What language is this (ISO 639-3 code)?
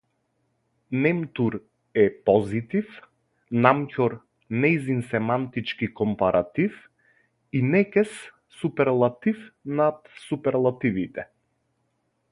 mkd